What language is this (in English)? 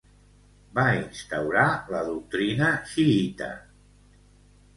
Catalan